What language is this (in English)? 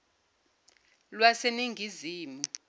Zulu